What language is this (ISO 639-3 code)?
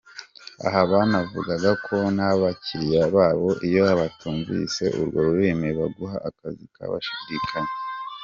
kin